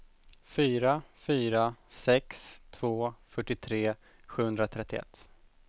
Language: Swedish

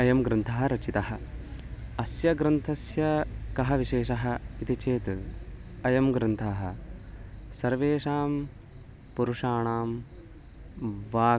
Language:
Sanskrit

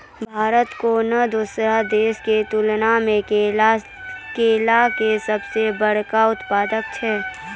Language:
Maithili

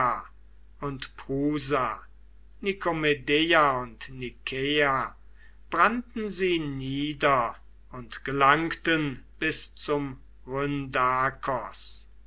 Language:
German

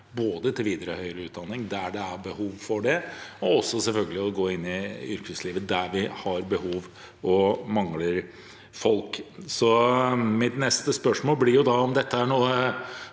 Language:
Norwegian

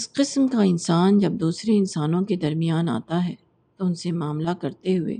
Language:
Urdu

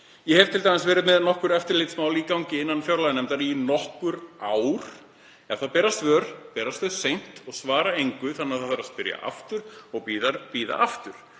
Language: Icelandic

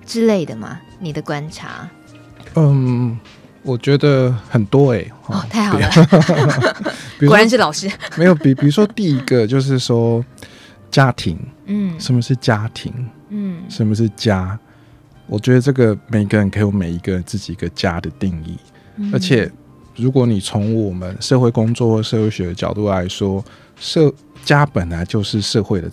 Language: Chinese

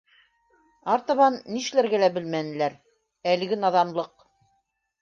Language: Bashkir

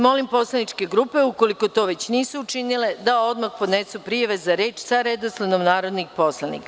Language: Serbian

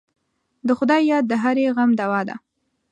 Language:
Pashto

